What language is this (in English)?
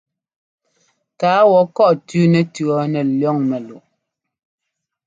Ngomba